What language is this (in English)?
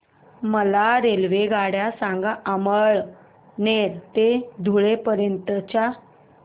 Marathi